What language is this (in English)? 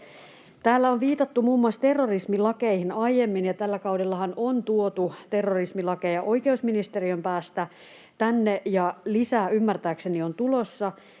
Finnish